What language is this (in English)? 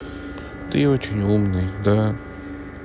Russian